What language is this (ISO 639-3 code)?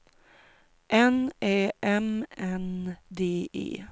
swe